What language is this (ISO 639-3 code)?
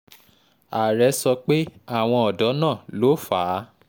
yor